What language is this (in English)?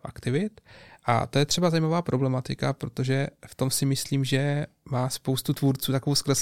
Czech